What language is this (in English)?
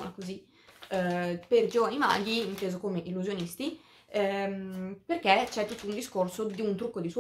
Italian